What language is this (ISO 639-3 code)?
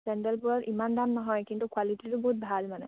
asm